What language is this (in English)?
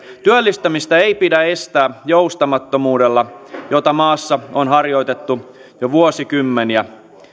Finnish